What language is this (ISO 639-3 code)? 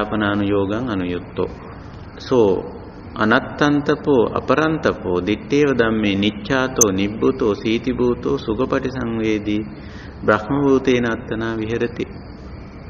ita